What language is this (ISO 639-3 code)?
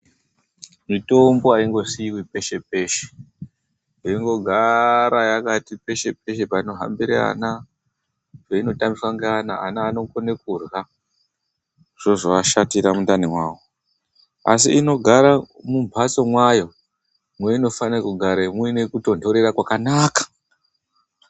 ndc